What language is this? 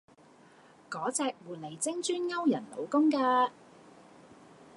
Cantonese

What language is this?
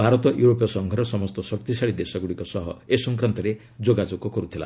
Odia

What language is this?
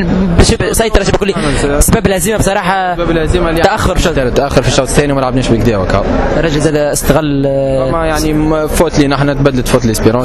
Arabic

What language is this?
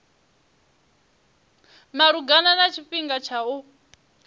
Venda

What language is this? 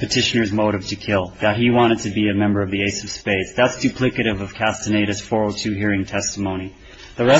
English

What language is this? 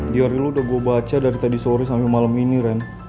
Indonesian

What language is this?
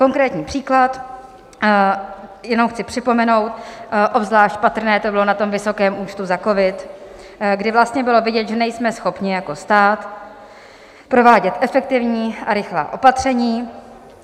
Czech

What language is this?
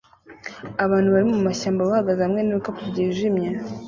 Kinyarwanda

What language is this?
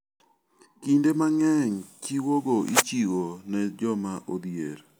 Luo (Kenya and Tanzania)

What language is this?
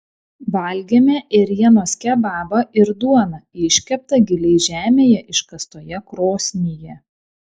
Lithuanian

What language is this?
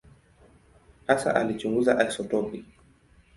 Swahili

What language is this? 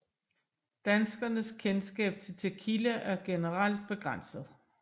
Danish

